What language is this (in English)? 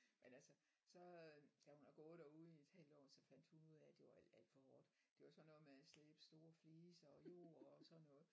Danish